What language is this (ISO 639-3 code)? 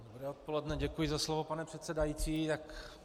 ces